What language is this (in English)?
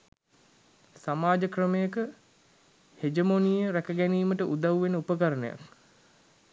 Sinhala